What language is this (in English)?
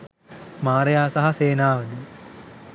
Sinhala